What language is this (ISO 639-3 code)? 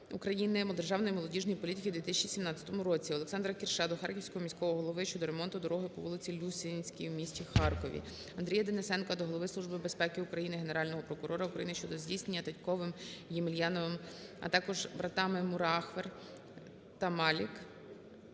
ukr